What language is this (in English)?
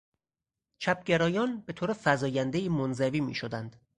Persian